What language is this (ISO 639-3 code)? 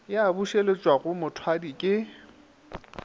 nso